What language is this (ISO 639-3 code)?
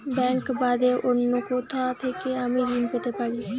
ben